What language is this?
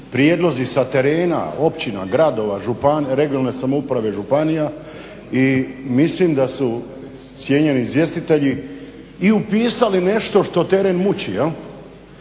Croatian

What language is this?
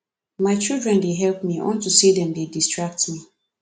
Nigerian Pidgin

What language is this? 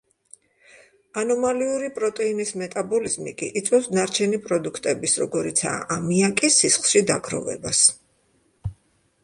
Georgian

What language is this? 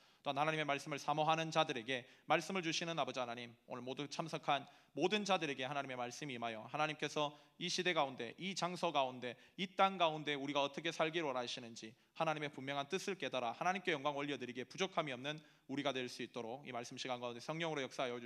Korean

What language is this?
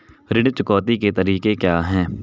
Hindi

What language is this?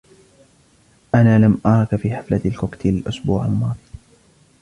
Arabic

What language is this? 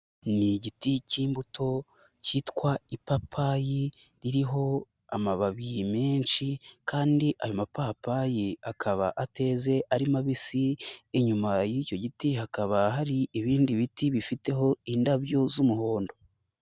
Kinyarwanda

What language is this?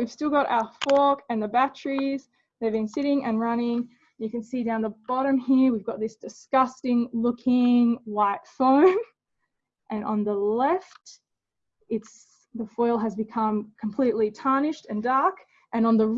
English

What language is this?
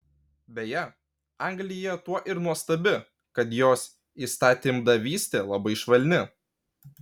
Lithuanian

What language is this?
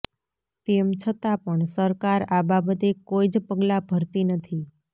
Gujarati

